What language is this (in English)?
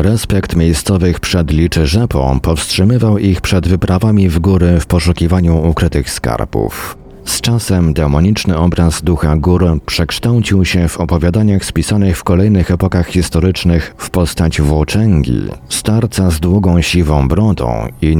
Polish